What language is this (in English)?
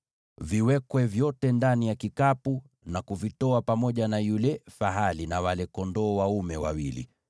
Swahili